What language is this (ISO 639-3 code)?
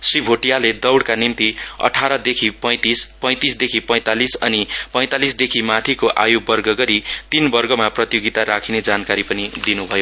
nep